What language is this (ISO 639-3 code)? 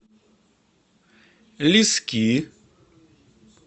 rus